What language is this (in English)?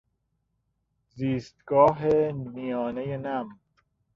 Persian